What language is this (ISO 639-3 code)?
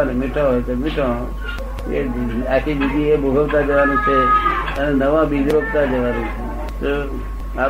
guj